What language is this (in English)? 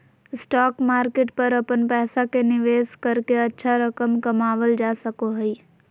Magahi